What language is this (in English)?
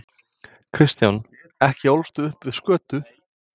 Icelandic